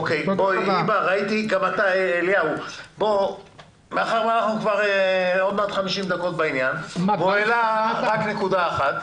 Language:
Hebrew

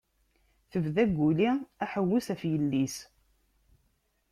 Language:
Kabyle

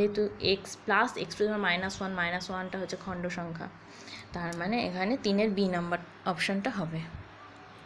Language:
Hindi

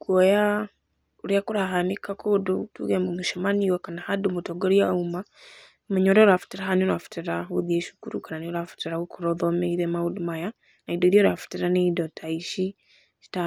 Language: Kikuyu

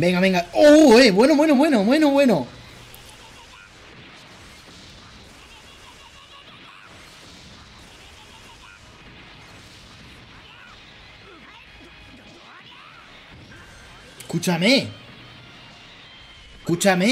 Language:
Spanish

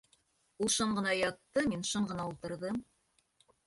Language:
Bashkir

